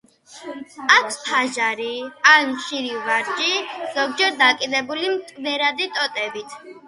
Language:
Georgian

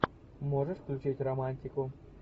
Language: Russian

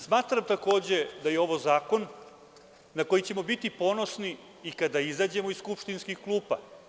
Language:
Serbian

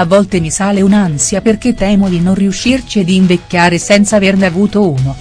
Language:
Italian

